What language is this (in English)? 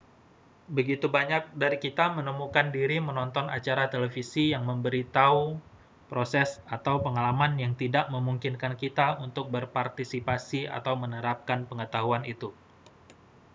Indonesian